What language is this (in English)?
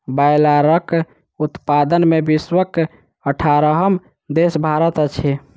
Maithili